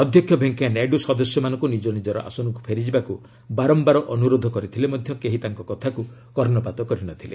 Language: Odia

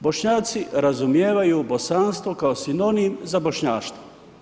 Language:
Croatian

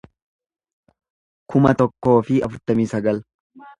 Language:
Oromo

